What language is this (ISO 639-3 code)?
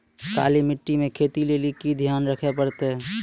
mai